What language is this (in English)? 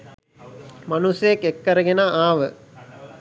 Sinhala